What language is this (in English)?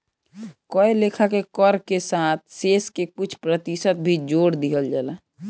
Bhojpuri